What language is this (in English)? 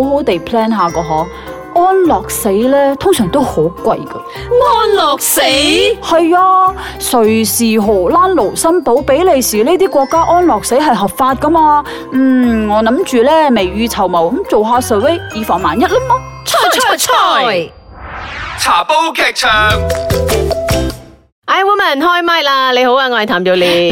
Chinese